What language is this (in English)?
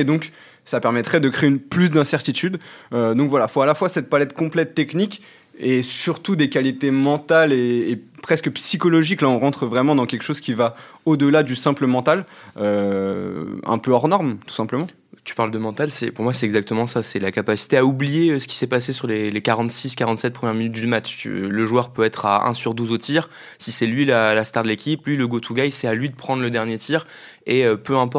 French